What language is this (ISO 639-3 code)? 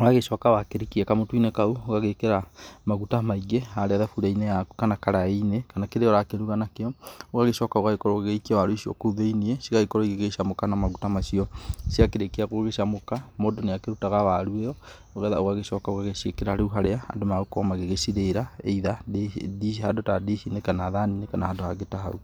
kik